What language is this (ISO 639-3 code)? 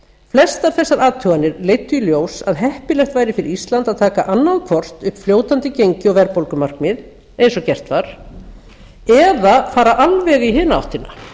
isl